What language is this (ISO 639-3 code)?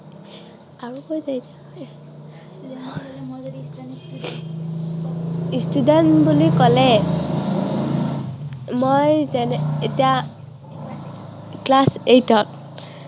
asm